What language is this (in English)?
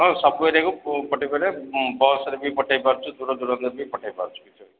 Odia